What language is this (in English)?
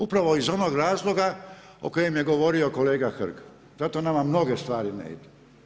Croatian